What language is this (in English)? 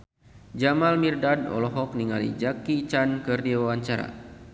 Sundanese